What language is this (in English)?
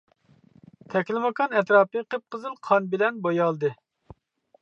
Uyghur